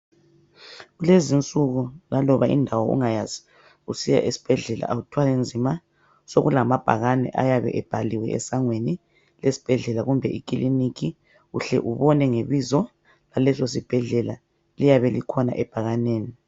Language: North Ndebele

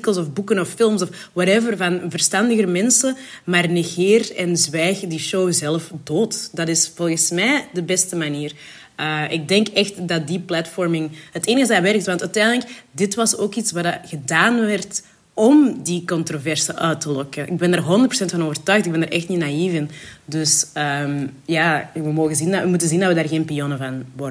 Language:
Dutch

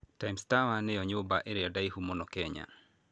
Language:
Kikuyu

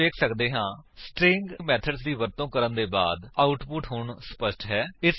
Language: Punjabi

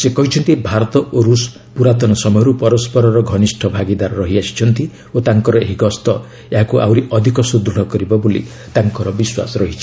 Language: Odia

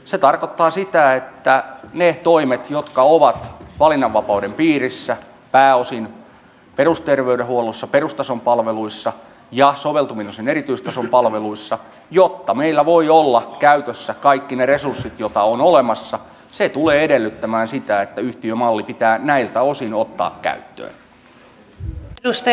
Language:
Finnish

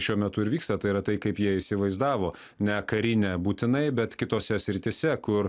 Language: Lithuanian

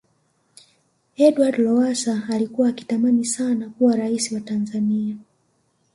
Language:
Swahili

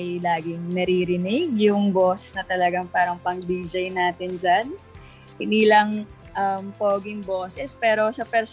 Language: Filipino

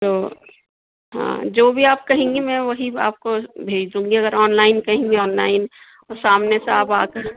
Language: Urdu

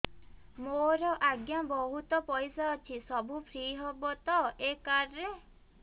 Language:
Odia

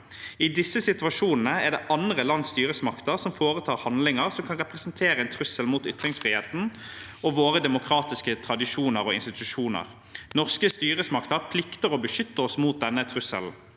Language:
Norwegian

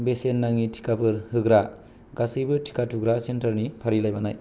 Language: Bodo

